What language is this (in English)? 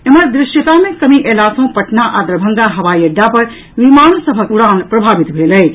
Maithili